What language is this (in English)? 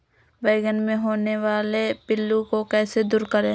Magahi